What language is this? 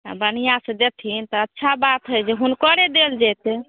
Maithili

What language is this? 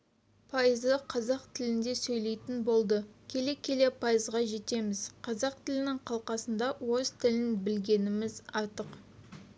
Kazakh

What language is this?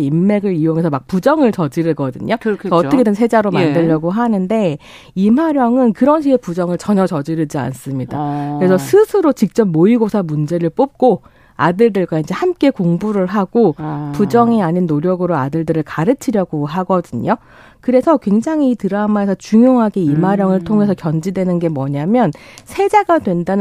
Korean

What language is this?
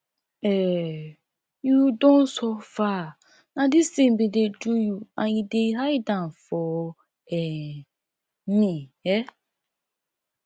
Nigerian Pidgin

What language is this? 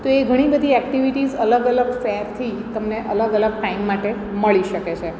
Gujarati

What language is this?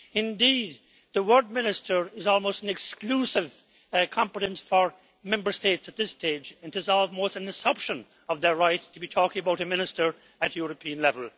English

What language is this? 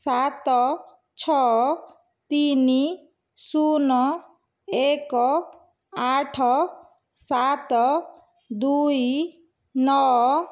Odia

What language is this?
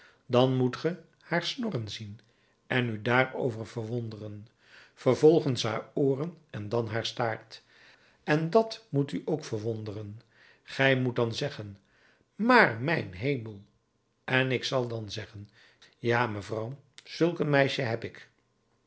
Dutch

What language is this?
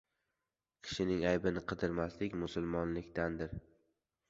Uzbek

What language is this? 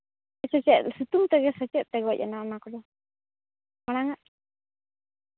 Santali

